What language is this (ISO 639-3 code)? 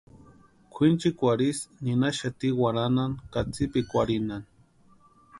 pua